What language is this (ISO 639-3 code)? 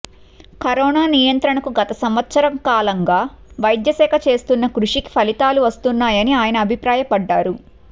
tel